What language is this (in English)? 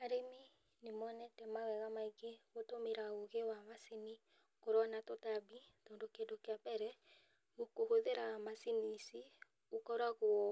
Kikuyu